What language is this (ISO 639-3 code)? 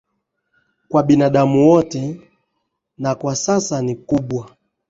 swa